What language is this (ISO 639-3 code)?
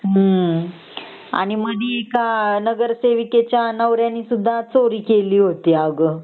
mar